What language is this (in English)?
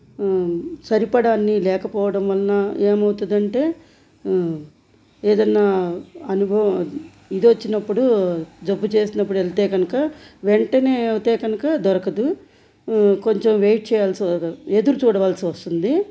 Telugu